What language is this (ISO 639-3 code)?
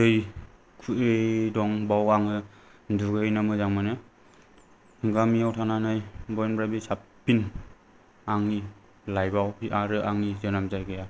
brx